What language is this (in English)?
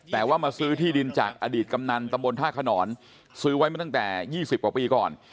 Thai